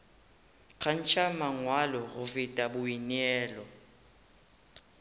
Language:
Northern Sotho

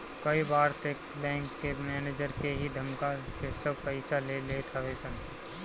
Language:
Bhojpuri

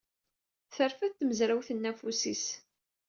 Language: Kabyle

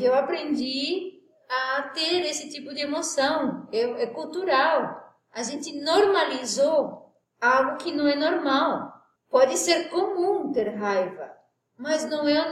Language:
Portuguese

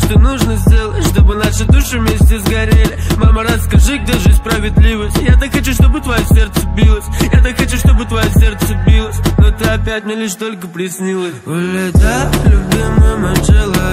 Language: Korean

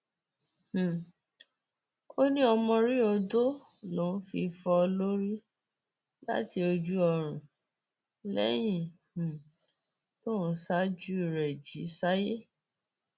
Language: Yoruba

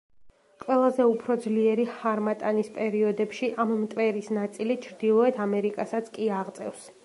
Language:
Georgian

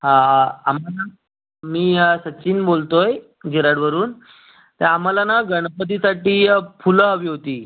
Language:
Marathi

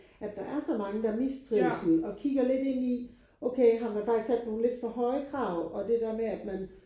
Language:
Danish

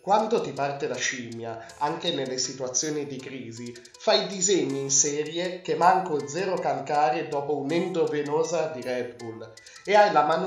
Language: Italian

